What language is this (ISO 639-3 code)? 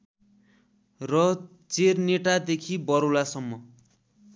nep